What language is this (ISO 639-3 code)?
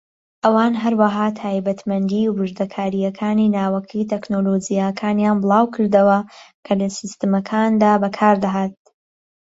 ckb